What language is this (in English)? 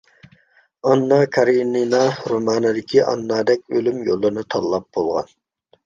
Uyghur